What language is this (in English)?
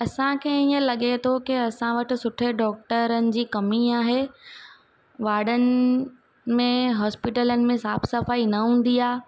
Sindhi